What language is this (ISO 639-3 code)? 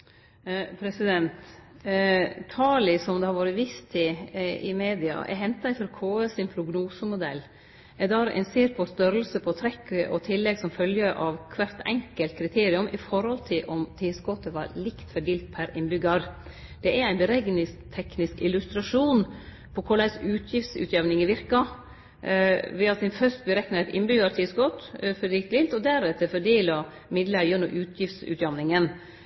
nor